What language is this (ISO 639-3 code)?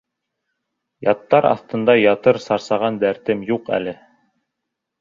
bak